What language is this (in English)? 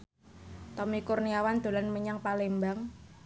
Javanese